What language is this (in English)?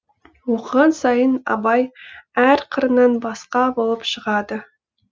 Kazakh